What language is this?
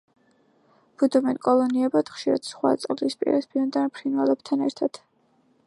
Georgian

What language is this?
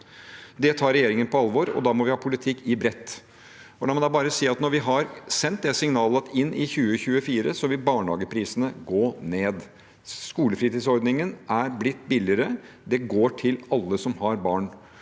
Norwegian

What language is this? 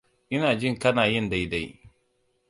Hausa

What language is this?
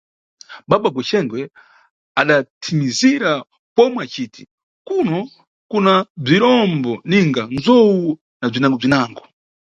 Nyungwe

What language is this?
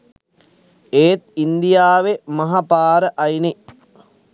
Sinhala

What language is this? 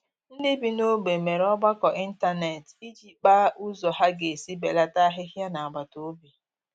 Igbo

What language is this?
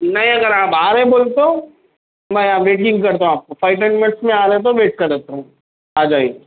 Urdu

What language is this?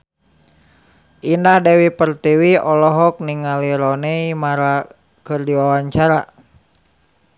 Sundanese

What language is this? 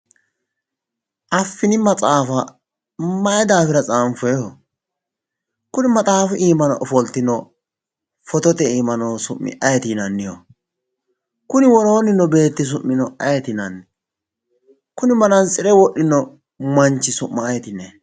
Sidamo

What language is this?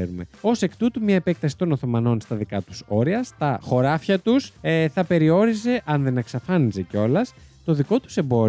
Greek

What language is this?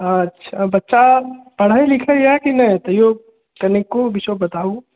Maithili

